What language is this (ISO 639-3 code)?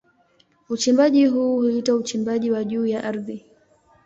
swa